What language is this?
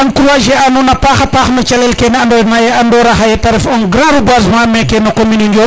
Serer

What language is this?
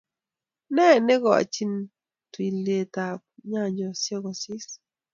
Kalenjin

